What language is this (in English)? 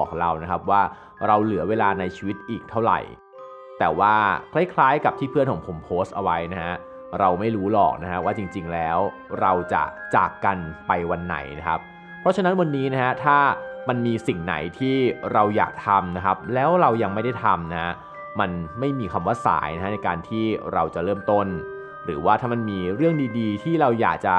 Thai